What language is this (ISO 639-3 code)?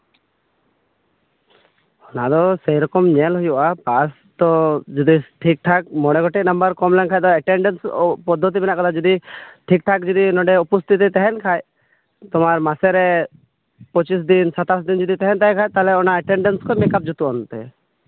sat